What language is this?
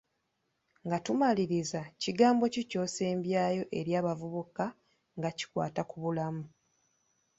Ganda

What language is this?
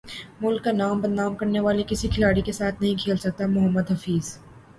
Urdu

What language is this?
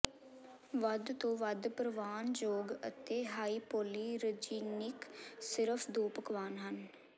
Punjabi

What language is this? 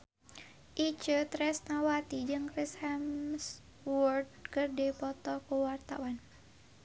Sundanese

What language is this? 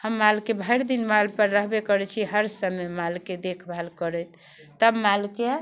Maithili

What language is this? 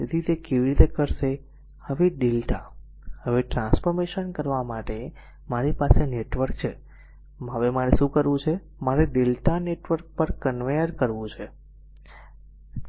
Gujarati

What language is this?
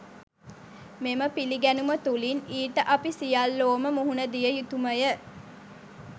Sinhala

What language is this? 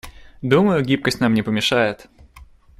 Russian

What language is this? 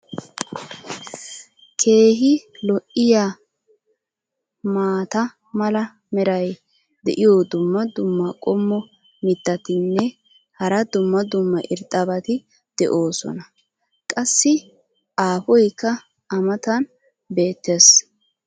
Wolaytta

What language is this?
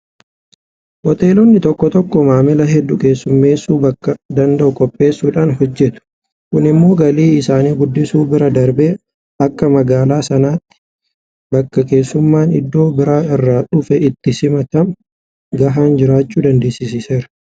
Oromo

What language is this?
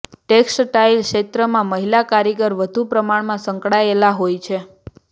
Gujarati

